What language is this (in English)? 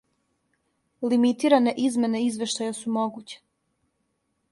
Serbian